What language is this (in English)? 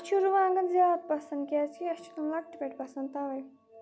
Kashmiri